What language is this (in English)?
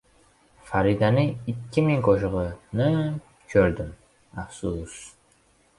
Uzbek